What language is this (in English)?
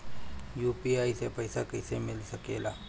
Bhojpuri